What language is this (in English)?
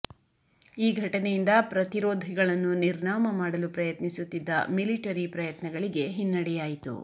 Kannada